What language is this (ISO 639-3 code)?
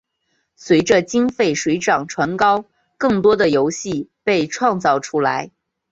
zho